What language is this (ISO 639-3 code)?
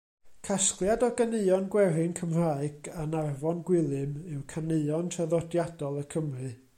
cym